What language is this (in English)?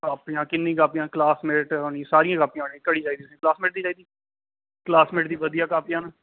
Dogri